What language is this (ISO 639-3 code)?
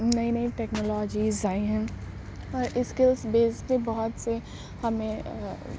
urd